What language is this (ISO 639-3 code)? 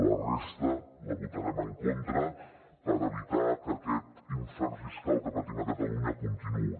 cat